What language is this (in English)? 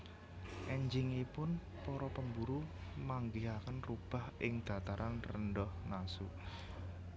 Javanese